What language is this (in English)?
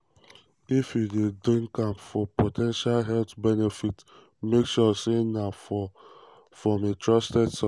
Nigerian Pidgin